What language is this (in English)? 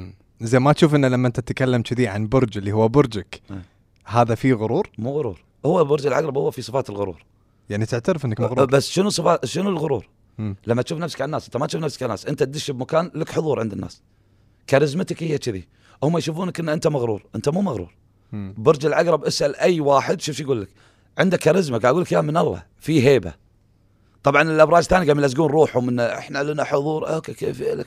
Arabic